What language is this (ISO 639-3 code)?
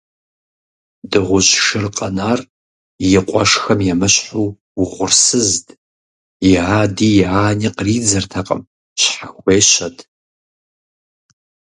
kbd